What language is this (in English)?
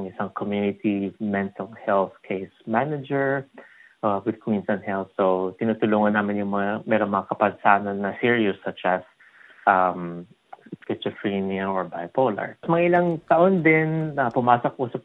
Filipino